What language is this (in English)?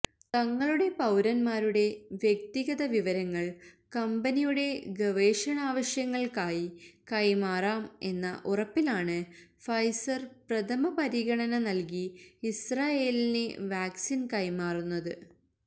Malayalam